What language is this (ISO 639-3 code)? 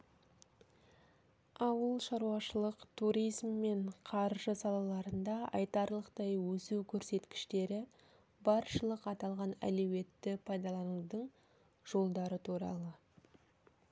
kaz